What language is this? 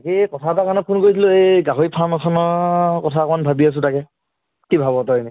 Assamese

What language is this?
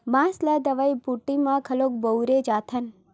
Chhattisgarhi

